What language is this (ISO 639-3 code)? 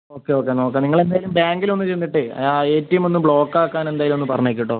mal